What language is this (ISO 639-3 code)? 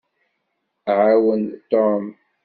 kab